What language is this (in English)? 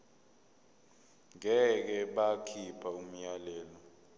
Zulu